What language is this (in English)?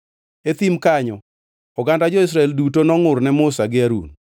Luo (Kenya and Tanzania)